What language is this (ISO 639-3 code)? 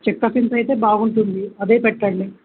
tel